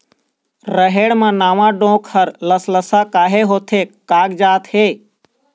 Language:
Chhattisgarhi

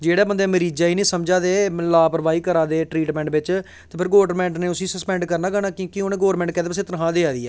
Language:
Dogri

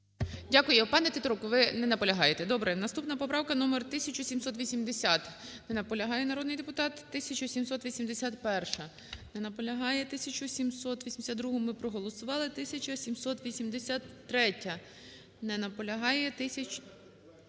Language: Ukrainian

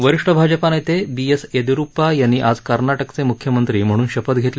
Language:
Marathi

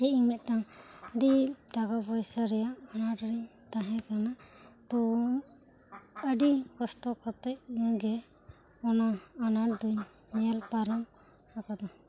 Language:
Santali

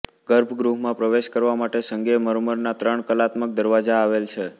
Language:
Gujarati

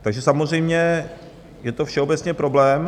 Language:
Czech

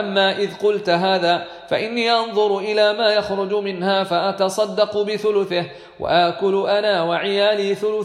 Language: Arabic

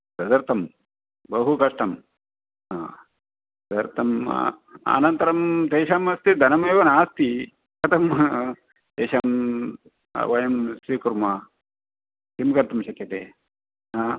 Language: Sanskrit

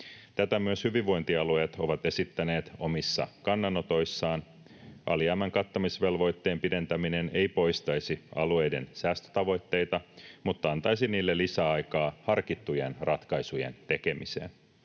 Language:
Finnish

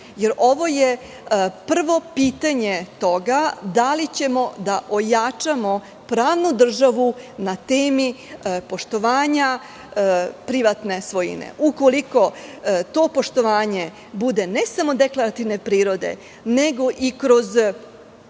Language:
Serbian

